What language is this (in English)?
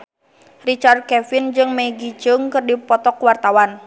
Sundanese